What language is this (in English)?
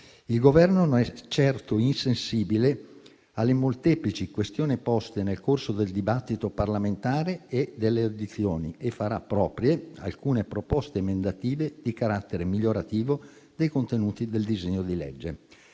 Italian